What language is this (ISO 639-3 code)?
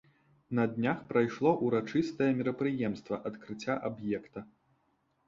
bel